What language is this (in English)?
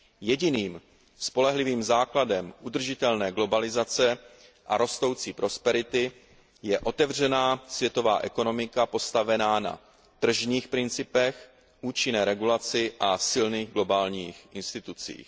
Czech